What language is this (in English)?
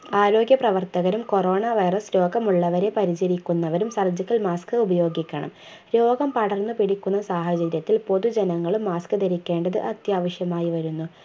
Malayalam